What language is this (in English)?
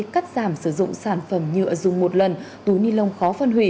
Vietnamese